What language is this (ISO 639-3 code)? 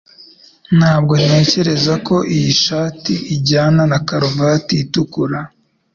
kin